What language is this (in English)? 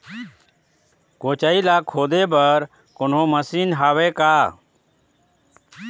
Chhattisgarhi